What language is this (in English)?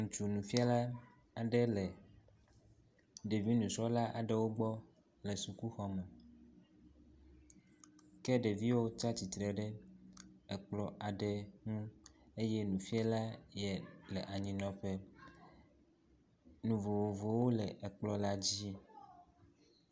Ewe